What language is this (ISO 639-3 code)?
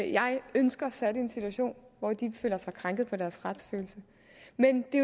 dan